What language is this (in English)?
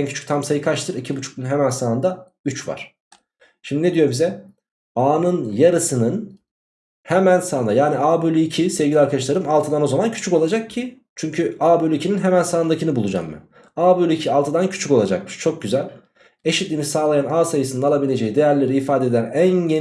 Turkish